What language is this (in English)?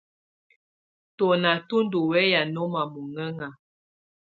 Tunen